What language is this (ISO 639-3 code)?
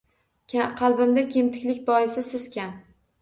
uzb